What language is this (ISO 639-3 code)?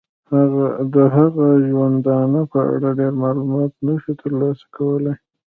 pus